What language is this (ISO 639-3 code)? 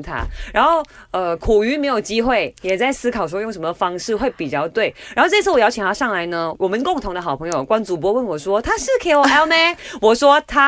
zho